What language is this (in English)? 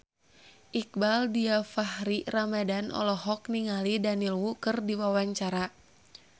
Sundanese